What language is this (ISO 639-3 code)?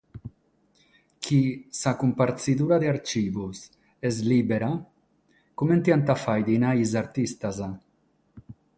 srd